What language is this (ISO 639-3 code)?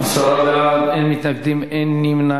heb